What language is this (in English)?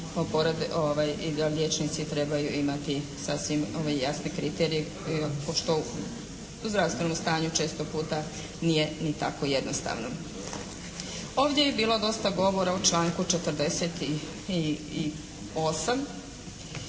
Croatian